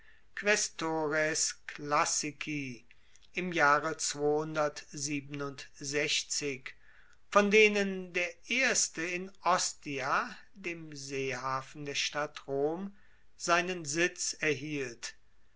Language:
German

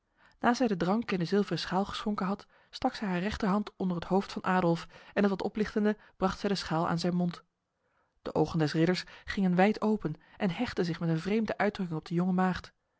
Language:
Dutch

